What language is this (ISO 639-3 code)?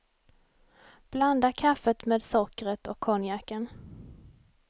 swe